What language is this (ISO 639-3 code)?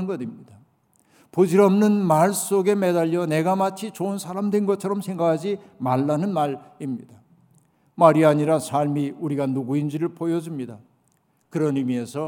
kor